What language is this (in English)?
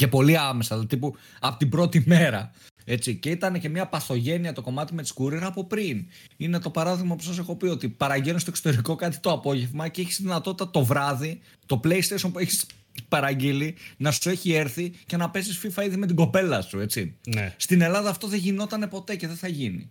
Greek